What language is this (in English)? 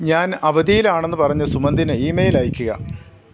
Malayalam